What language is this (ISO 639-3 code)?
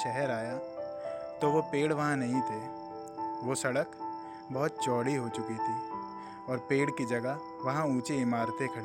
hin